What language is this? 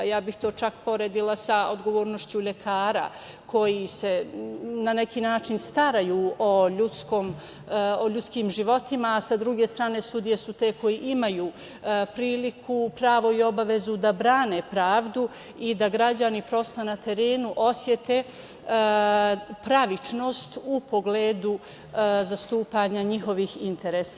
Serbian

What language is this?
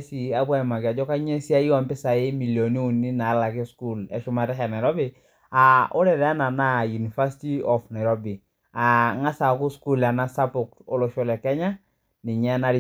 Masai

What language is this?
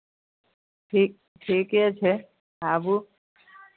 Maithili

